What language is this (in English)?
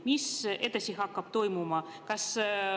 Estonian